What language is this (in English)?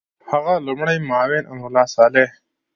Pashto